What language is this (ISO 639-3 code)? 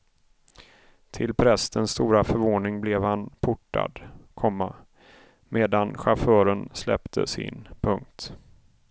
swe